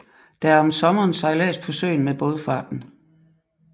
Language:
Danish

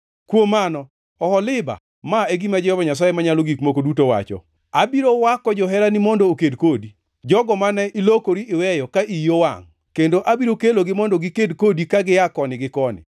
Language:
Luo (Kenya and Tanzania)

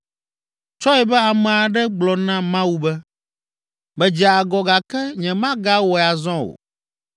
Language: Ewe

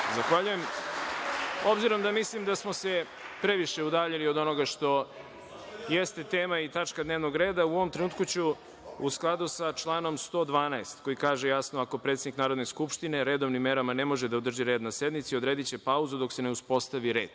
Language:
Serbian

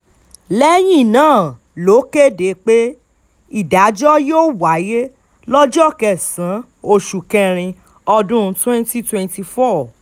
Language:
Yoruba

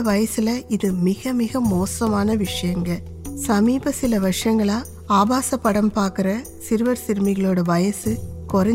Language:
Tamil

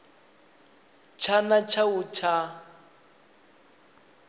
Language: Venda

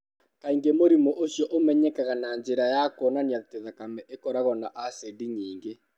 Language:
Kikuyu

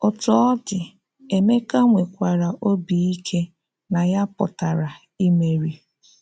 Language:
Igbo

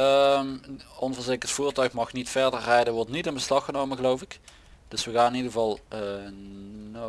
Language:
Dutch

